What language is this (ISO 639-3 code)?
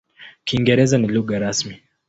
swa